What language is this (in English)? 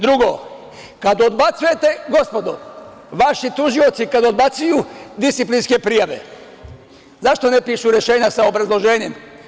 Serbian